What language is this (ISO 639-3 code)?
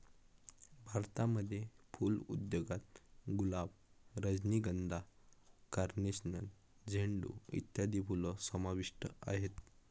mar